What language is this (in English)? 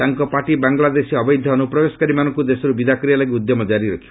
Odia